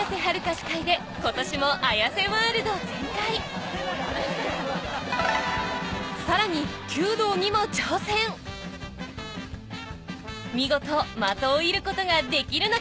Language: Japanese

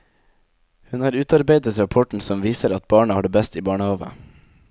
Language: Norwegian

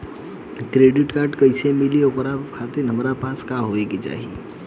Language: Bhojpuri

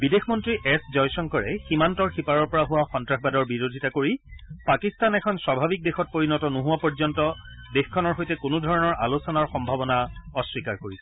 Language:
Assamese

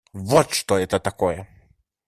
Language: Russian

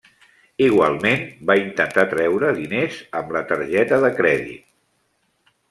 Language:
Catalan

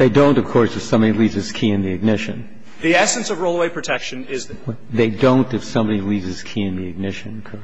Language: English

